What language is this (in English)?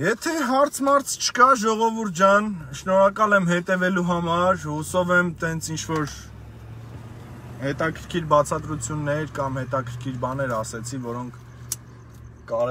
Romanian